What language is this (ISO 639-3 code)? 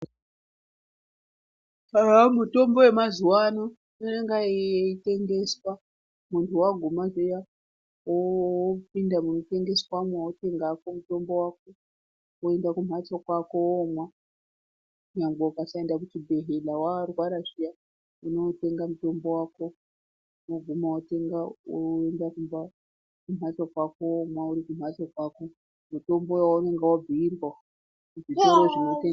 ndc